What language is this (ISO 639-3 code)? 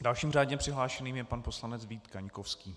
ces